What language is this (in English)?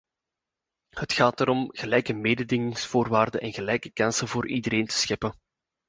Dutch